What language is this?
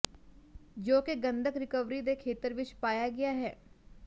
Punjabi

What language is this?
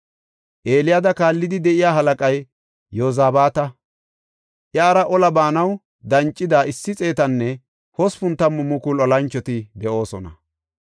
Gofa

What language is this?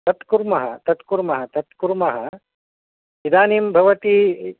Sanskrit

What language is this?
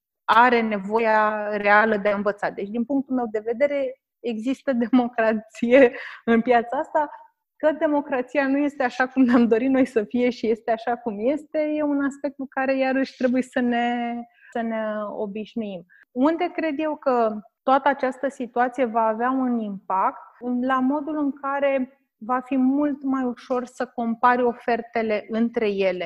Romanian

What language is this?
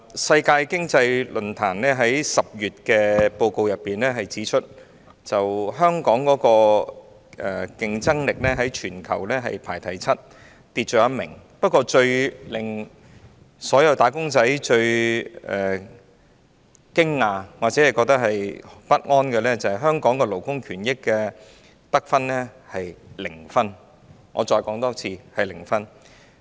Cantonese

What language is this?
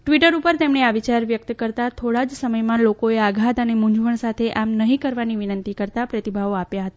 Gujarati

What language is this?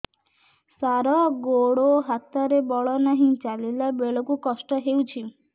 Odia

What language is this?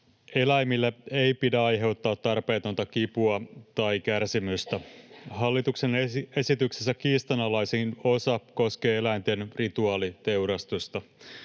Finnish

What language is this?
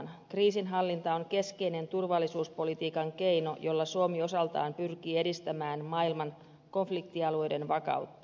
Finnish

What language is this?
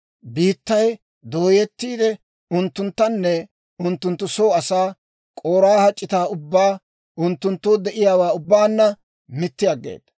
Dawro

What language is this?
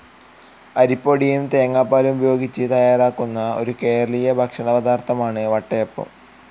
Malayalam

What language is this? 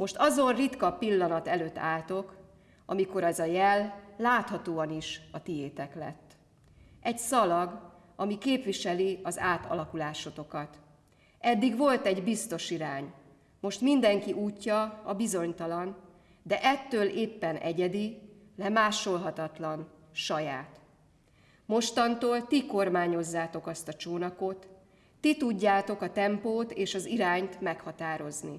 Hungarian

